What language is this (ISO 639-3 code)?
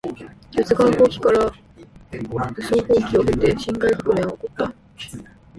jpn